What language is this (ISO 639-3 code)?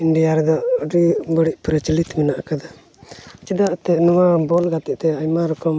sat